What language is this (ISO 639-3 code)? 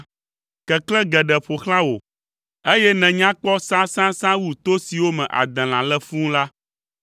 ewe